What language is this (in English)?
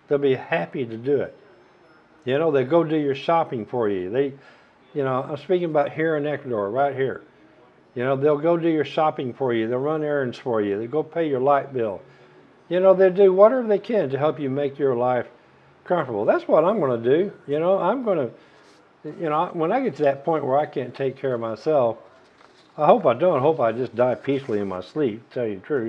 English